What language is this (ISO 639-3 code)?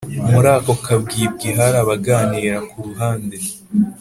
kin